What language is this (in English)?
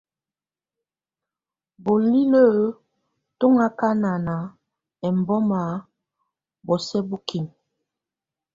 Tunen